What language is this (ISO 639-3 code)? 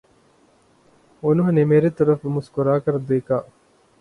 urd